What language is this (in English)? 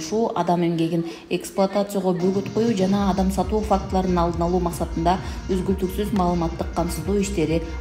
Russian